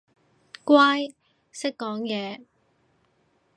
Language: Cantonese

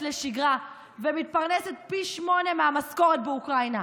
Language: Hebrew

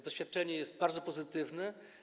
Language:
Polish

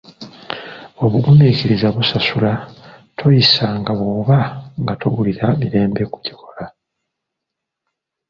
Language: Ganda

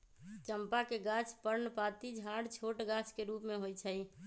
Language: Magahi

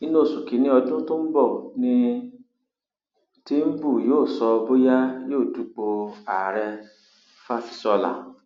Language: Yoruba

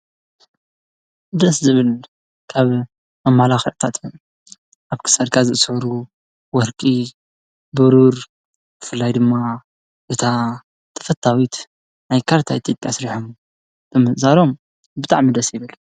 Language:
Tigrinya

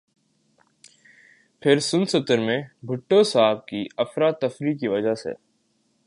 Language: Urdu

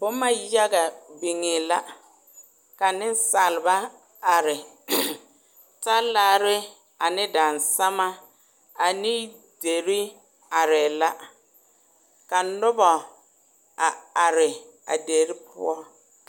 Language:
Southern Dagaare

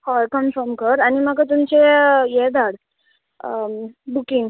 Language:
Konkani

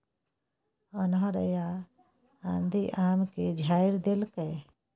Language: Maithili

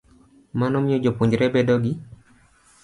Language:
Luo (Kenya and Tanzania)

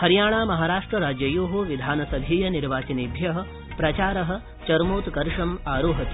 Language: Sanskrit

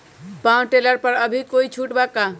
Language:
Magahi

